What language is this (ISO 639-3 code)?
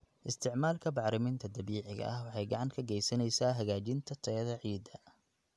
som